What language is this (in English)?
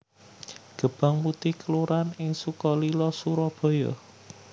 Javanese